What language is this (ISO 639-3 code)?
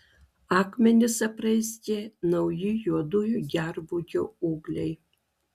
lit